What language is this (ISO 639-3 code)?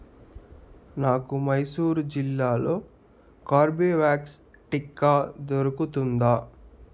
tel